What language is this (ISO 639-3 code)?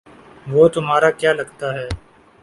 urd